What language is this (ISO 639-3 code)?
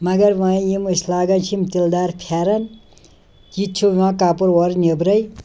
kas